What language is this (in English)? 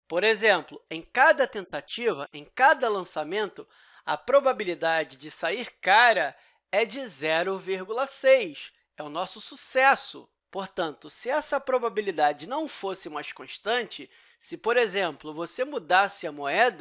Portuguese